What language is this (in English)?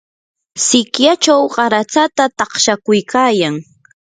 Yanahuanca Pasco Quechua